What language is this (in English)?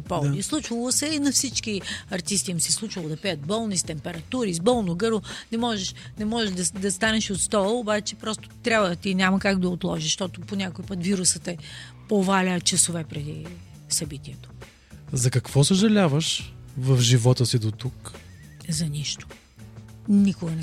Bulgarian